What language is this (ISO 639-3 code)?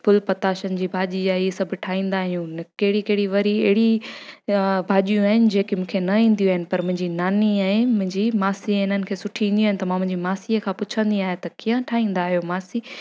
snd